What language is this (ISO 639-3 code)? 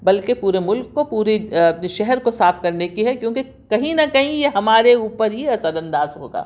urd